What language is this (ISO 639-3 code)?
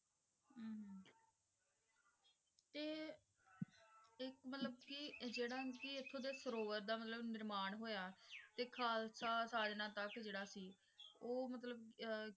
pan